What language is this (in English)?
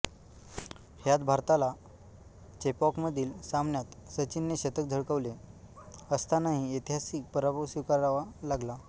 Marathi